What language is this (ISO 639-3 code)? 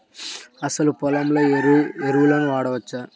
tel